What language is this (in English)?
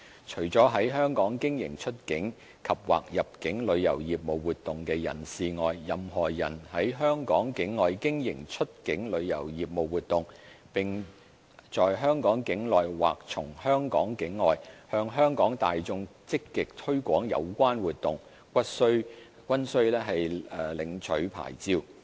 Cantonese